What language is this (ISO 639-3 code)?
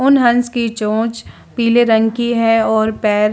hin